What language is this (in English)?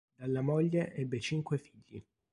Italian